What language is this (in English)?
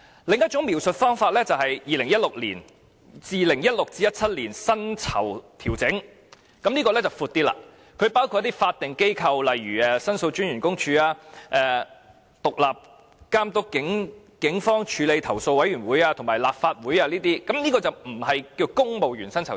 Cantonese